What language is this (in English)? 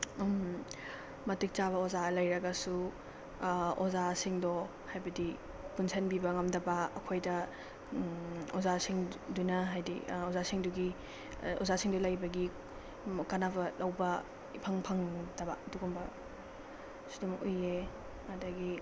Manipuri